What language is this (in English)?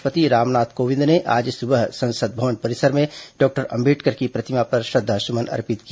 Hindi